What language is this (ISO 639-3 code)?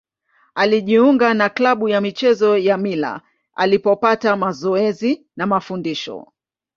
swa